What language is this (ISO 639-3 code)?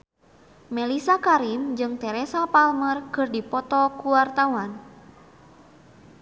sun